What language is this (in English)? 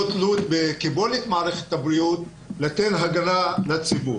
Hebrew